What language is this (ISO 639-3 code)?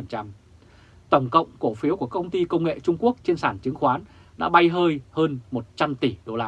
vie